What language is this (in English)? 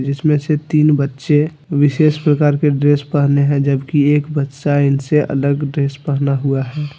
Hindi